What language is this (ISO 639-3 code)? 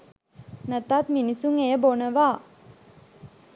sin